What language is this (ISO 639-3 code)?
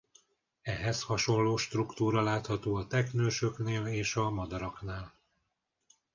hun